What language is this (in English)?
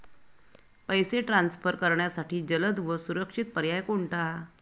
Marathi